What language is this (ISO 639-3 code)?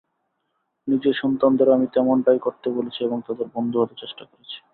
ben